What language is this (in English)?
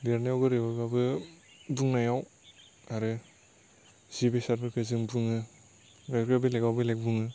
Bodo